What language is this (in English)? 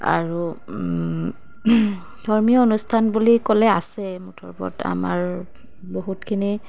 Assamese